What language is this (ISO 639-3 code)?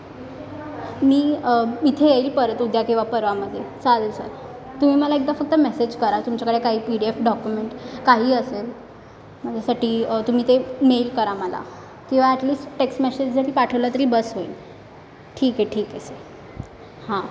mar